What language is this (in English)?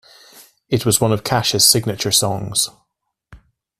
English